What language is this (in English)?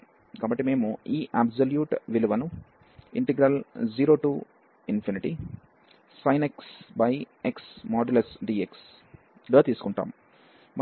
Telugu